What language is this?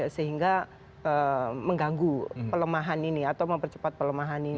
Indonesian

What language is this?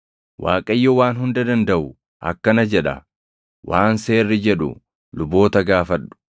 Oromo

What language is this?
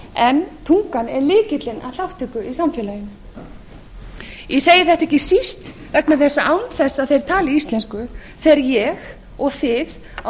Icelandic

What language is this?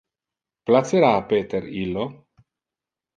Interlingua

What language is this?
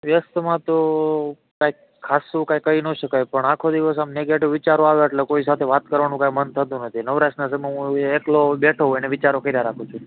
Gujarati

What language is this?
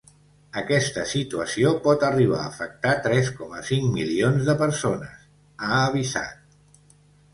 Catalan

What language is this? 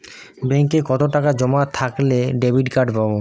Bangla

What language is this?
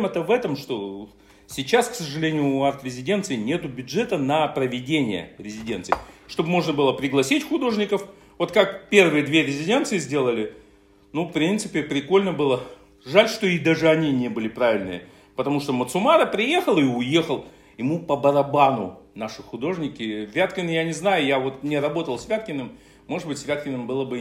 Russian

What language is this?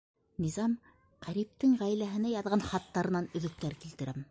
Bashkir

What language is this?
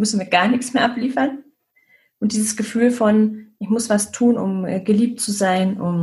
German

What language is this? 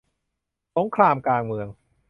Thai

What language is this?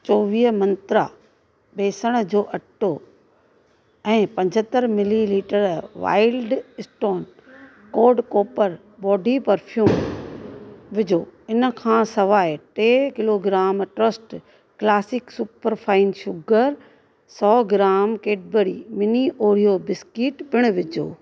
Sindhi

